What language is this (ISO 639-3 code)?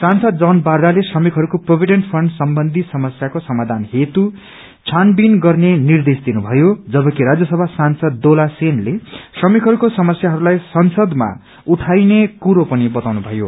nep